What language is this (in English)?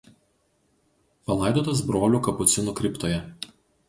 Lithuanian